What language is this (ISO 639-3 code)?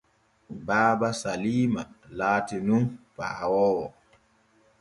fue